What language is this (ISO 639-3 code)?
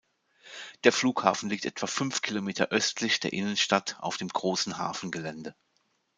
deu